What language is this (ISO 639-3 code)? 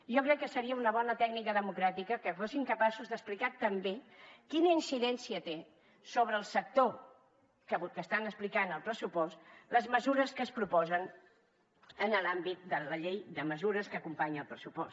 cat